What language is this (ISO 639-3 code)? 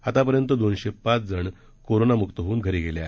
mar